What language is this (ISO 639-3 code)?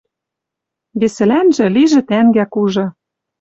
mrj